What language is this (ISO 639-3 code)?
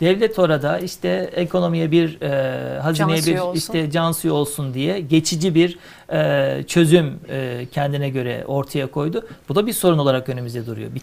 tur